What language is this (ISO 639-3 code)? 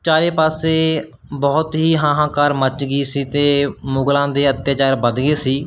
pan